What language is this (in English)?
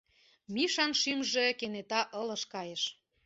Mari